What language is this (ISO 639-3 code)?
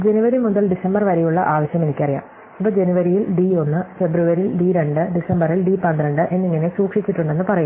mal